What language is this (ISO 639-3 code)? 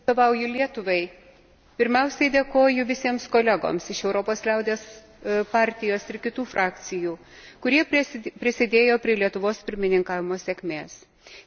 lit